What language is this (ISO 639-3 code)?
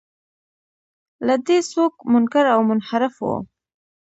pus